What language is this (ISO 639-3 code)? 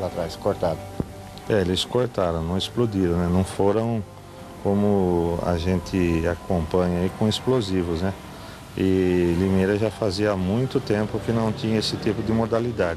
por